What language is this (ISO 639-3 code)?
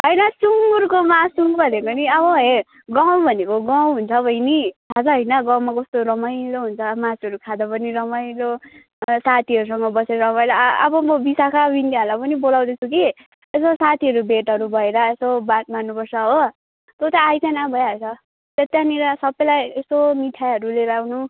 nep